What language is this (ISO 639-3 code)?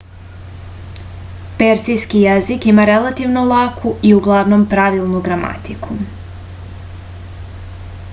srp